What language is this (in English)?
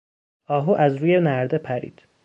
Persian